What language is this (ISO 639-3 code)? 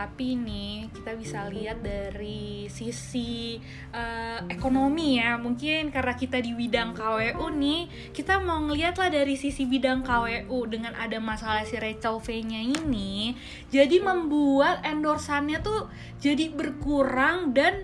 ind